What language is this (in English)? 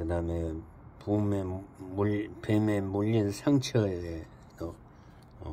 Korean